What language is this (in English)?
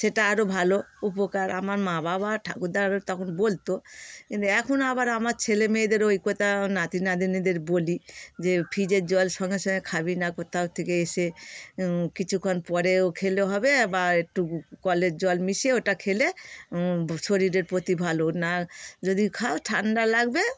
Bangla